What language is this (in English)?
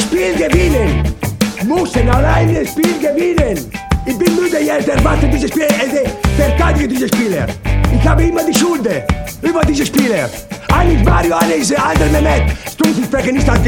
Croatian